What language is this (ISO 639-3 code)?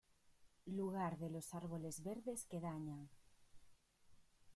spa